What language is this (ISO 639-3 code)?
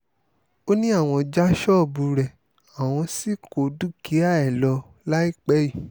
yor